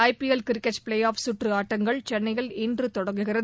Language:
Tamil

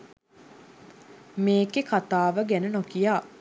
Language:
Sinhala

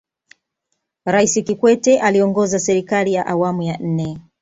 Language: Swahili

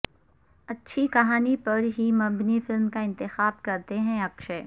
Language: Urdu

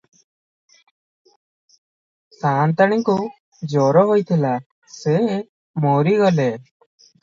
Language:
Odia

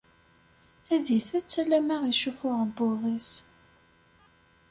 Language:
Kabyle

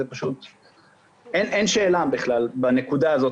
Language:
Hebrew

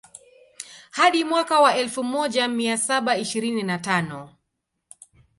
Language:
Swahili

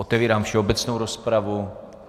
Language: Czech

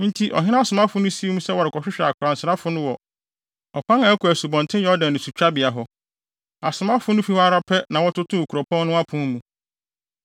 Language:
Akan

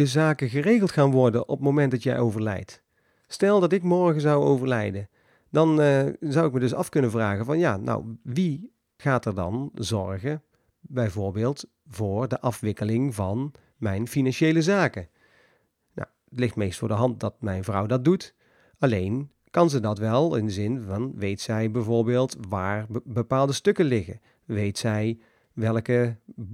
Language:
Dutch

